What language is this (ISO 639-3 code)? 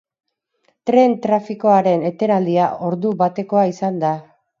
eus